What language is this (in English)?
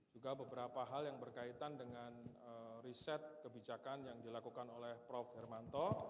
Indonesian